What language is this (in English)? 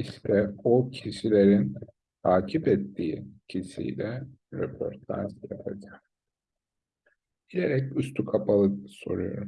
Turkish